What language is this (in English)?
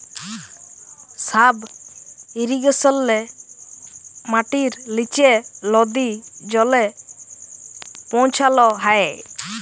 Bangla